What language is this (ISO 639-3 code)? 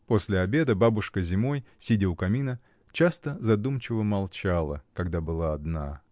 rus